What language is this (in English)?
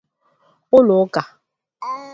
Igbo